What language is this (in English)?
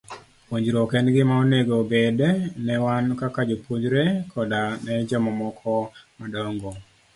Luo (Kenya and Tanzania)